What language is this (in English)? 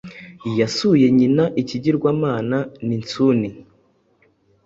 Kinyarwanda